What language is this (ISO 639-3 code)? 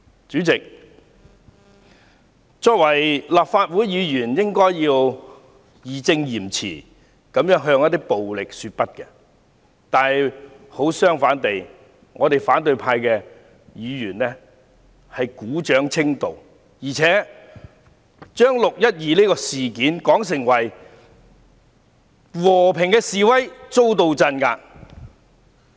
yue